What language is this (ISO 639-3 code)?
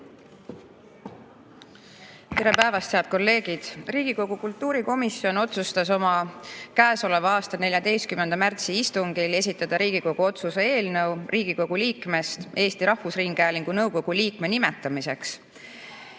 est